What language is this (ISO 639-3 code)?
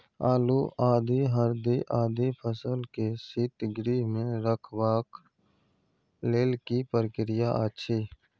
mai